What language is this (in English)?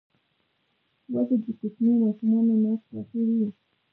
Pashto